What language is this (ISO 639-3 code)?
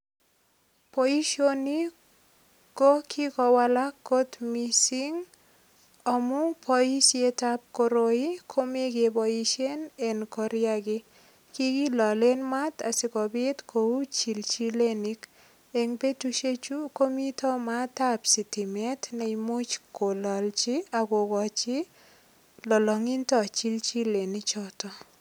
kln